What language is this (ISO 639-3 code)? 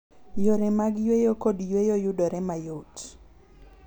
luo